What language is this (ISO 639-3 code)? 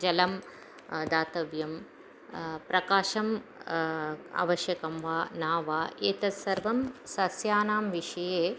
san